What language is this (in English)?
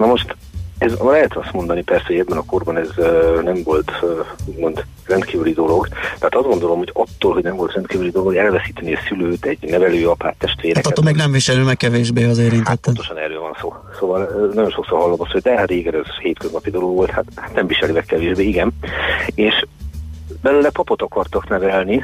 Hungarian